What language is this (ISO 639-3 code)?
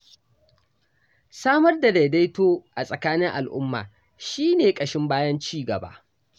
hau